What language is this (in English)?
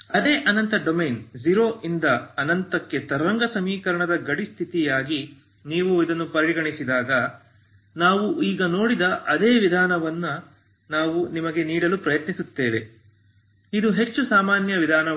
Kannada